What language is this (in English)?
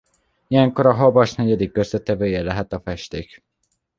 Hungarian